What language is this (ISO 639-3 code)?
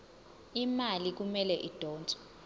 zul